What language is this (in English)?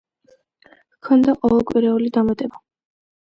Georgian